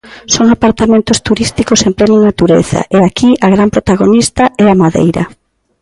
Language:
Galician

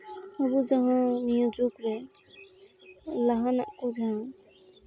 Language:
Santali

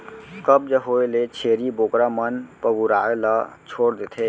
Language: Chhattisgarhi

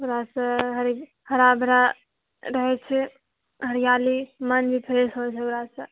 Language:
Maithili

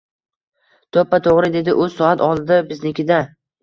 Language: Uzbek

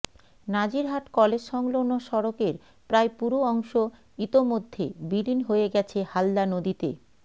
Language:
Bangla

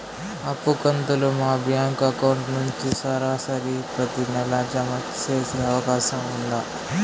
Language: Telugu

